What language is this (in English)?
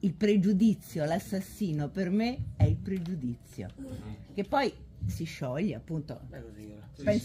Italian